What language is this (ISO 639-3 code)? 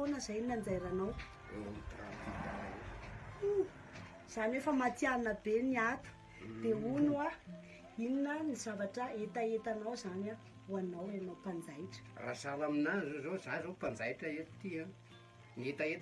fra